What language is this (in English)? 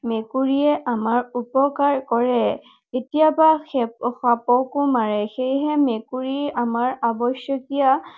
Assamese